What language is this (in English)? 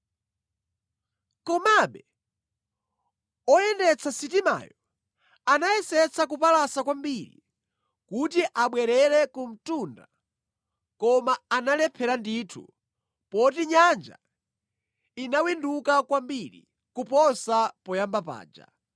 Nyanja